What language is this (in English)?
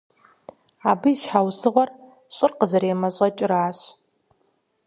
Kabardian